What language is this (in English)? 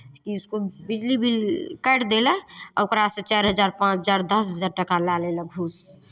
Maithili